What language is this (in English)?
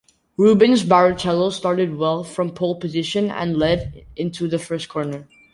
English